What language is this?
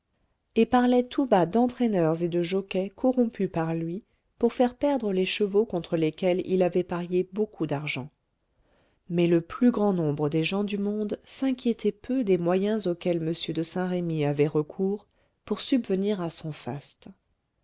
French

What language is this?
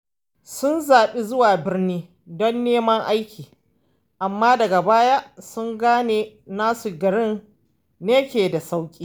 Hausa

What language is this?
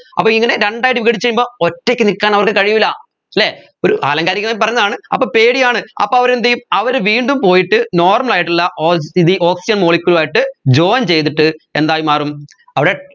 Malayalam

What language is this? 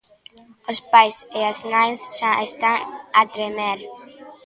Galician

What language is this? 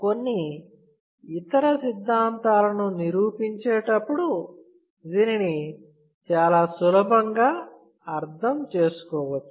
Telugu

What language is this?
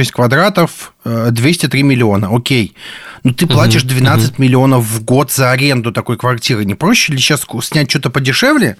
Russian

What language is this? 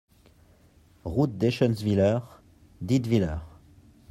French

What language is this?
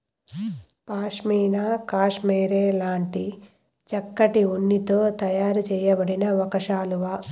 Telugu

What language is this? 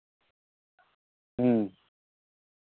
Santali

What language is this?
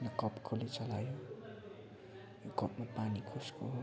Nepali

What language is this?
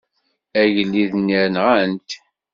Kabyle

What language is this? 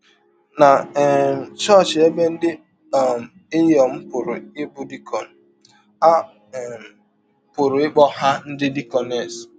Igbo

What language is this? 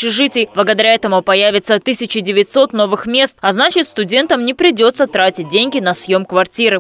Russian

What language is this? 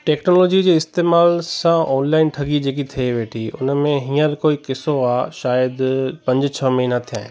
Sindhi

